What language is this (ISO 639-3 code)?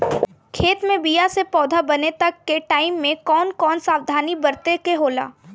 bho